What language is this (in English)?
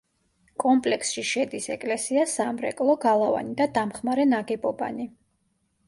Georgian